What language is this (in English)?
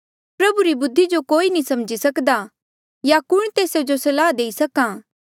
Mandeali